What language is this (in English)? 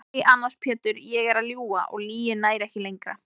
Icelandic